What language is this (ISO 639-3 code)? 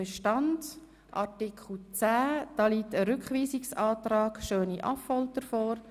gsw